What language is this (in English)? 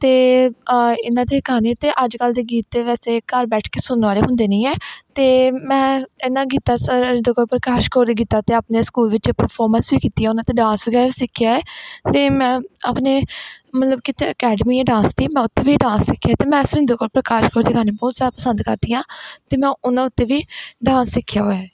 Punjabi